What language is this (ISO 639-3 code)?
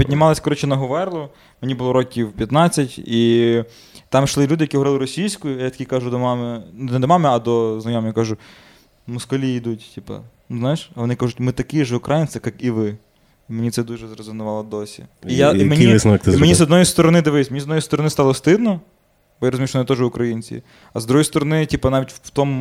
ukr